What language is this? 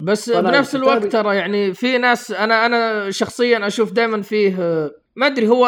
Arabic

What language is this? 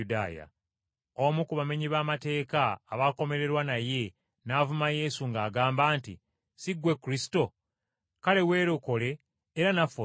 Ganda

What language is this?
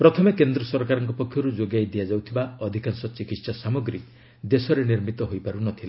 Odia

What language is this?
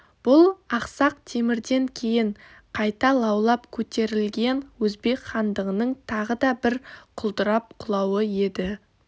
Kazakh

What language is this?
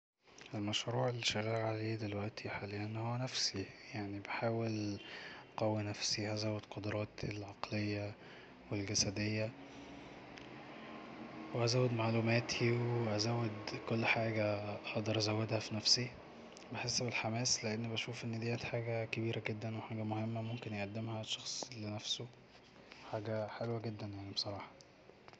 Egyptian Arabic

